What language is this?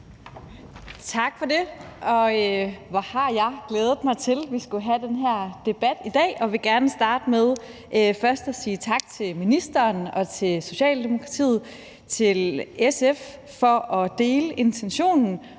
Danish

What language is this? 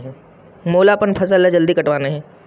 Chhattisgarhi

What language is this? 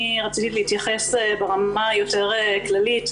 Hebrew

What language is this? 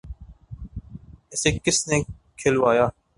Urdu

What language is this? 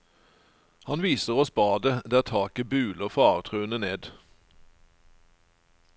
Norwegian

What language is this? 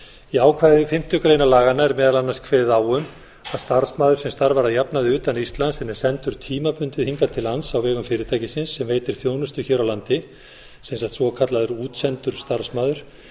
Icelandic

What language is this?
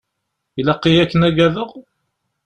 Kabyle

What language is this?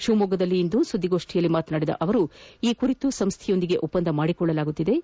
Kannada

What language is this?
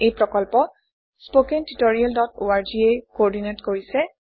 Assamese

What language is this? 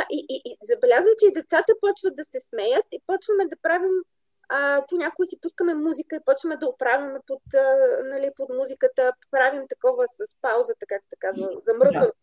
Bulgarian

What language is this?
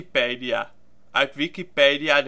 Dutch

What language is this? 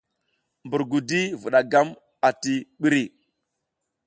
South Giziga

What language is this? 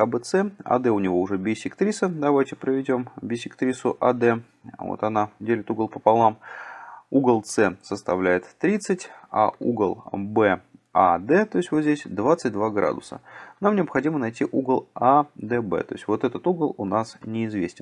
Russian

